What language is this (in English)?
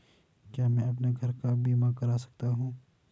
Hindi